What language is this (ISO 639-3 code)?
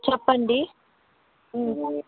tel